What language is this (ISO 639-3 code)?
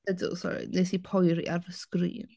cym